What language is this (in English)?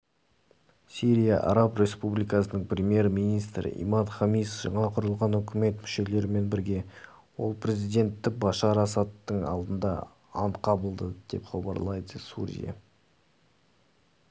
Kazakh